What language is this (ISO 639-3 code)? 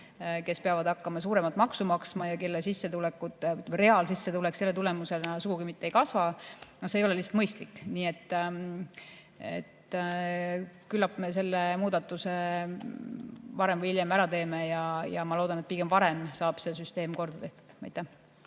est